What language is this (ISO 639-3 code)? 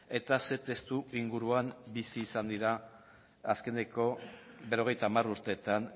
eus